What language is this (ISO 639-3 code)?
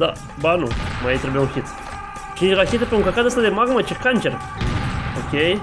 ron